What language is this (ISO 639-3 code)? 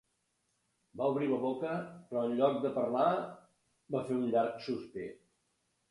cat